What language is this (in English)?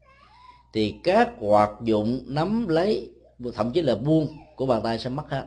Vietnamese